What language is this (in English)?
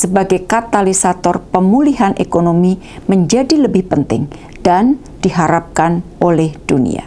Indonesian